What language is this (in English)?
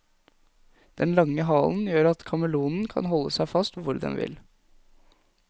Norwegian